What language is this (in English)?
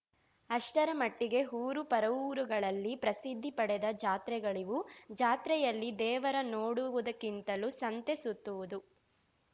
Kannada